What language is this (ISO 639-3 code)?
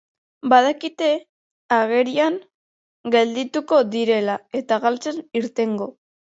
eus